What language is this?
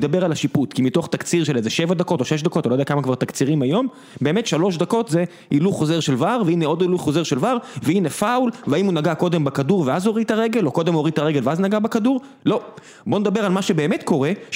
Hebrew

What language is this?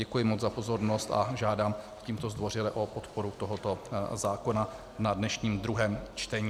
Czech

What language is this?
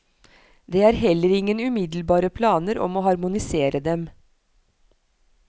Norwegian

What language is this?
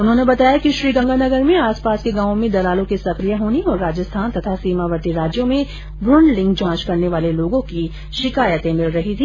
Hindi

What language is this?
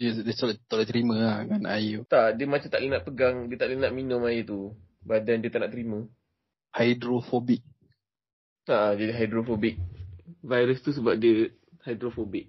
Malay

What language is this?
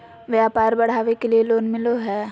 Magahi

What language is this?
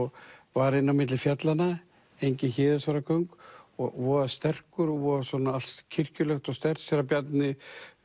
Icelandic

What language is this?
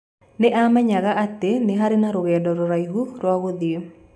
Kikuyu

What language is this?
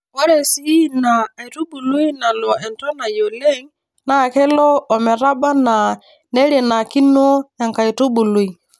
Masai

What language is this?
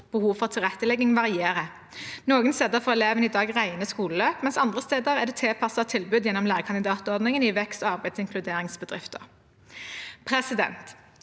Norwegian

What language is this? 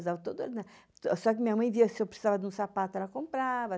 Portuguese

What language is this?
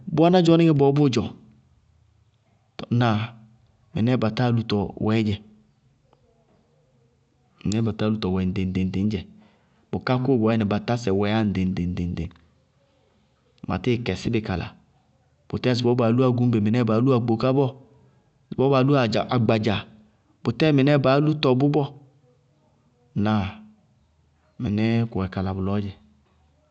Bago-Kusuntu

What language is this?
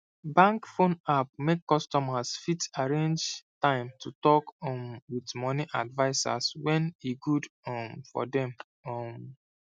Nigerian Pidgin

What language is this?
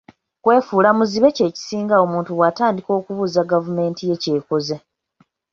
Ganda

